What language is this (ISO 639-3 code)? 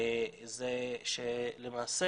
heb